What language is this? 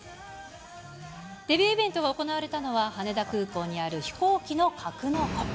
Japanese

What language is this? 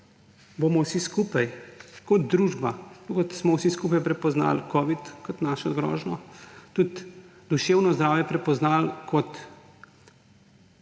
Slovenian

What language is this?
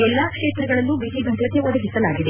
Kannada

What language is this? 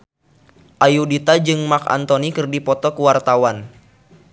Sundanese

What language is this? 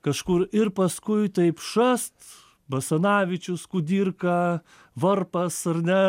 Lithuanian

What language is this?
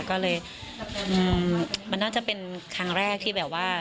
Thai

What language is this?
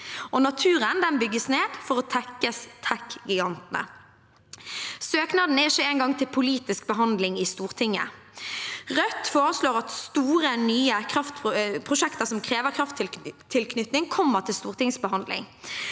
Norwegian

